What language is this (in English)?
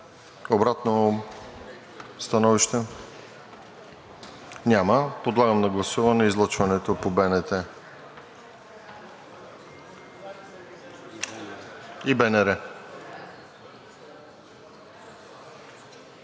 Bulgarian